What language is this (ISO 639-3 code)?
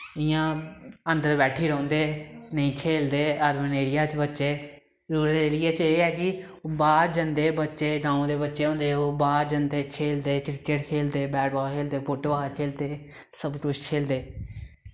doi